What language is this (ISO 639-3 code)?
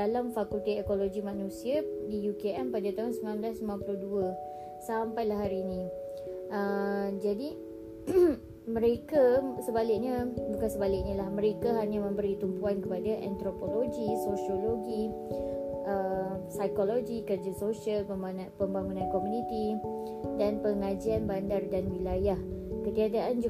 msa